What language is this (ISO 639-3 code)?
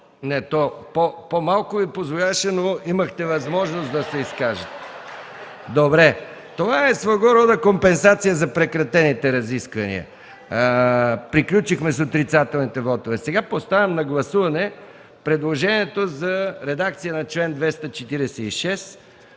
bul